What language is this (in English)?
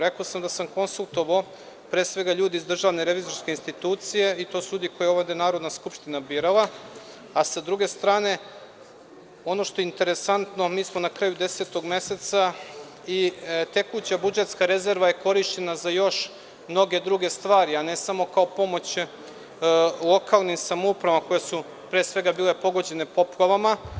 Serbian